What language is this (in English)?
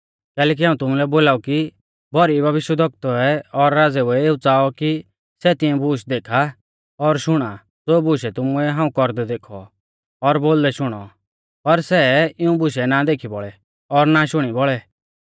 Mahasu Pahari